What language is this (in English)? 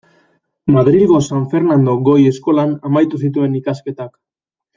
Basque